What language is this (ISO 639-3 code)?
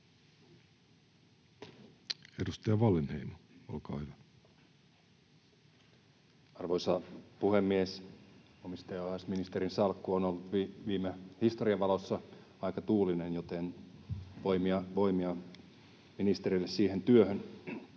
fin